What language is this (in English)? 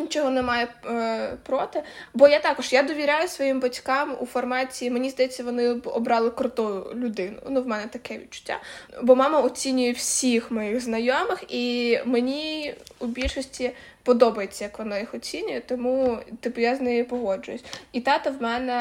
Ukrainian